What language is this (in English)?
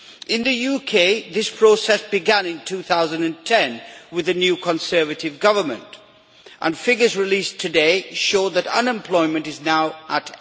English